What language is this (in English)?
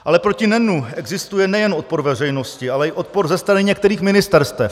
Czech